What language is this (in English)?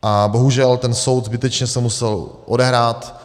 Czech